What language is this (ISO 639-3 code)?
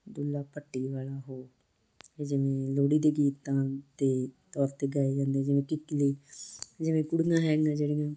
pan